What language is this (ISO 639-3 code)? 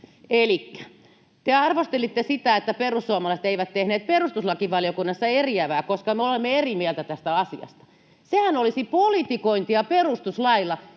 fin